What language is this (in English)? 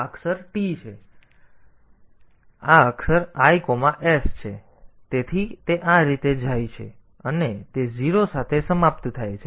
Gujarati